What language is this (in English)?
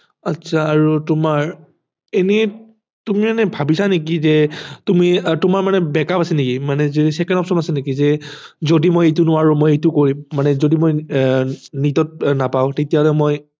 Assamese